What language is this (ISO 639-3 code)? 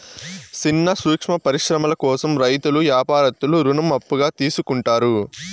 tel